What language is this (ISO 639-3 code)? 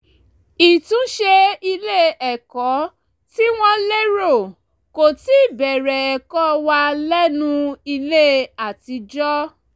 yor